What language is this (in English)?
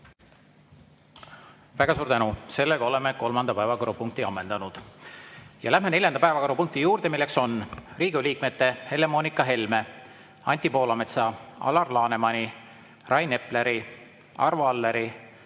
Estonian